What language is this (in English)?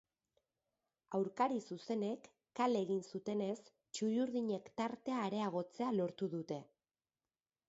Basque